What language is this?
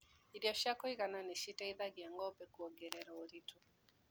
Kikuyu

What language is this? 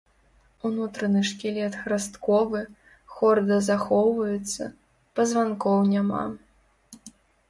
Belarusian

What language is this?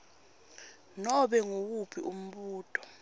Swati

